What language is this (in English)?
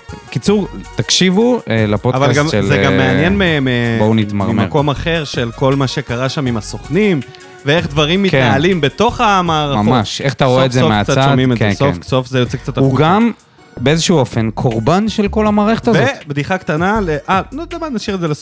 Hebrew